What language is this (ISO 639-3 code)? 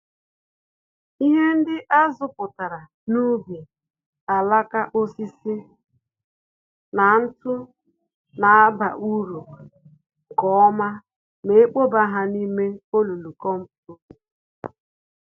ibo